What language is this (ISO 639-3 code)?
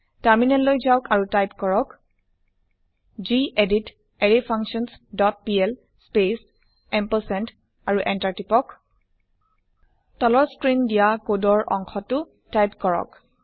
asm